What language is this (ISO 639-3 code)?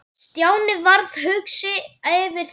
isl